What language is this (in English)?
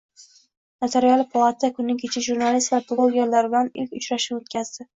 Uzbek